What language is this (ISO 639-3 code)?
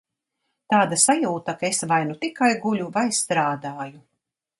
lav